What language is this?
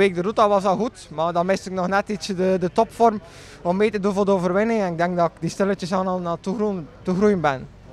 Dutch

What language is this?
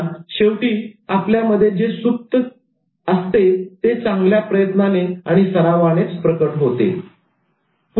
Marathi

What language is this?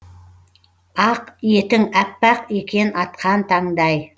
Kazakh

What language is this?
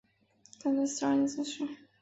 Chinese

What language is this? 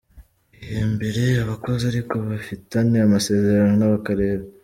Kinyarwanda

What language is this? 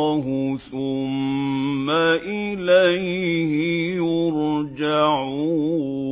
Arabic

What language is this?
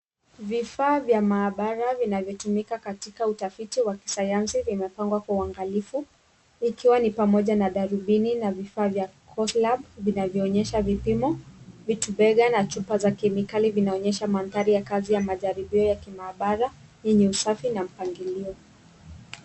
Swahili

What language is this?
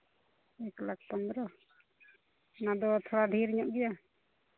Santali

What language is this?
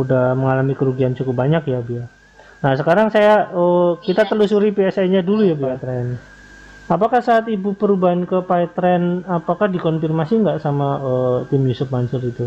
Indonesian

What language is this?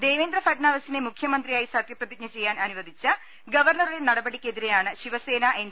Malayalam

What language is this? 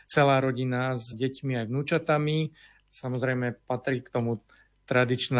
Slovak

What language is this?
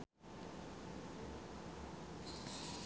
Sundanese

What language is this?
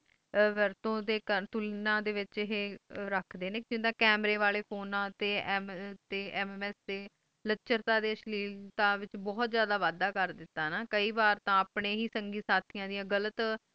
Punjabi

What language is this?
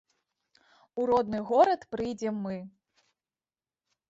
Belarusian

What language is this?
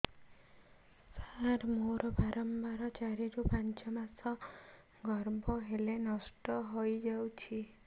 Odia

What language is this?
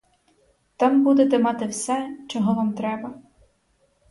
Ukrainian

